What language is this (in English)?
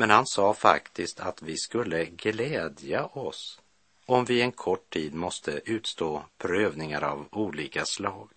Swedish